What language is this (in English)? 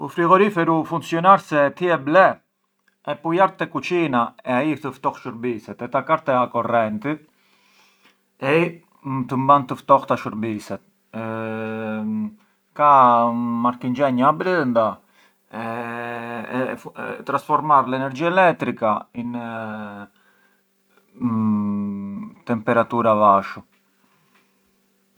Arbëreshë Albanian